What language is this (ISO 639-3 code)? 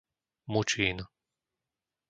slk